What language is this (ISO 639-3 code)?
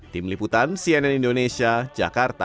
ind